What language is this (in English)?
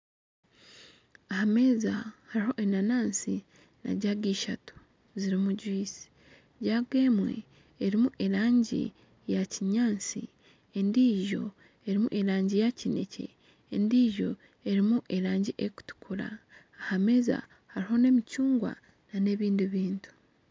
Nyankole